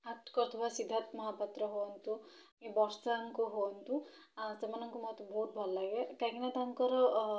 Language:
Odia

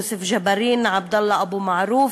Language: Hebrew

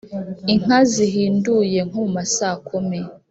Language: Kinyarwanda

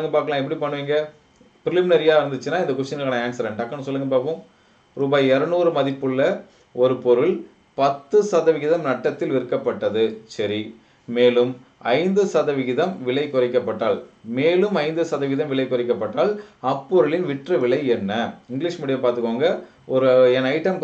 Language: Hindi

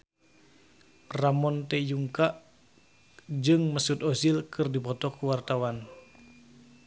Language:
Sundanese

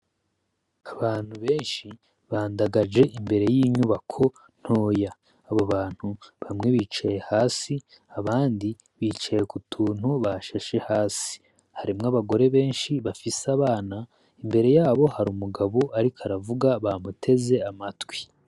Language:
Rundi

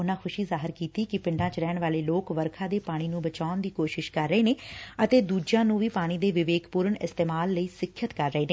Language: Punjabi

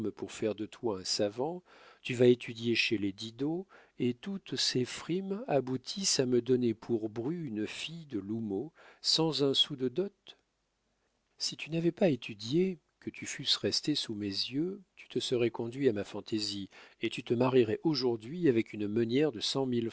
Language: French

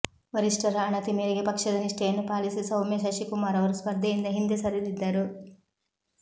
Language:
Kannada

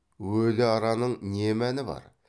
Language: Kazakh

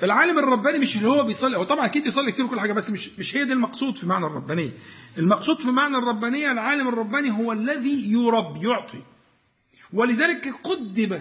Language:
Arabic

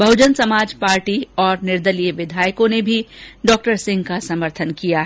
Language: Hindi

